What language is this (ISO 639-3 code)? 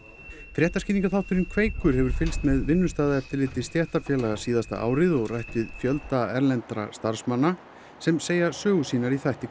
isl